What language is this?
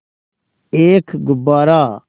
Hindi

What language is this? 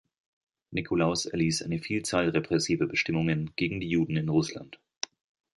German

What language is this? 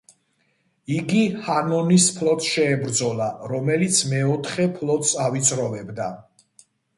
Georgian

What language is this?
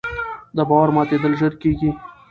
Pashto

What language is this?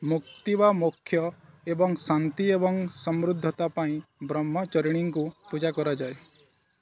Odia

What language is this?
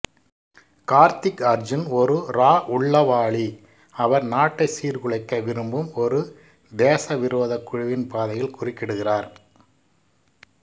Tamil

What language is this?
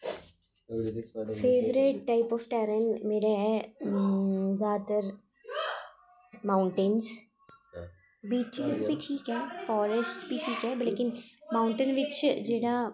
Dogri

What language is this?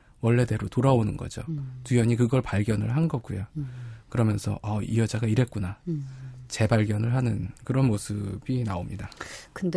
Korean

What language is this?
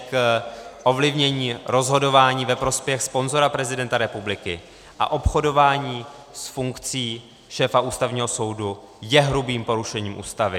Czech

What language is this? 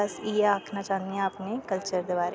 Dogri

